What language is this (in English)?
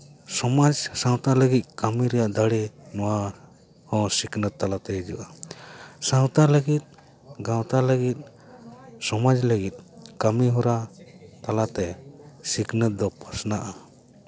Santali